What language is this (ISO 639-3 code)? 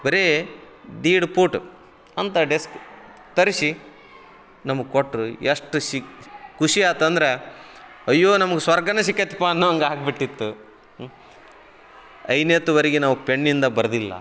kan